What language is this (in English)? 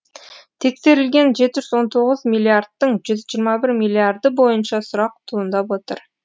Kazakh